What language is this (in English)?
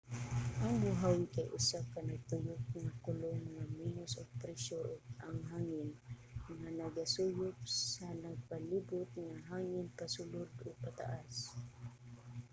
Cebuano